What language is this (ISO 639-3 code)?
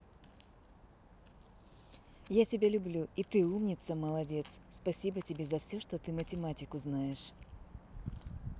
rus